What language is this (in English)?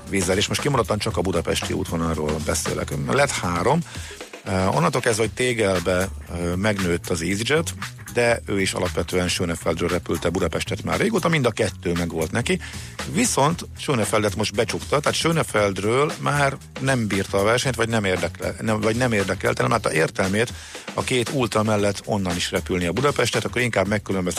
Hungarian